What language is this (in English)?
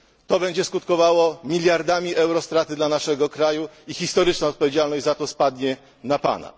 Polish